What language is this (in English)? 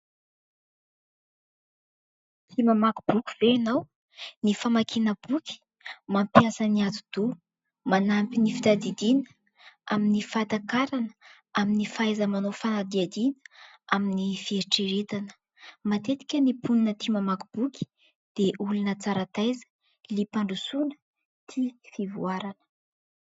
Malagasy